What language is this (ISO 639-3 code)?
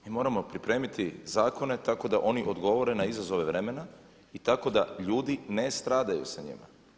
hrv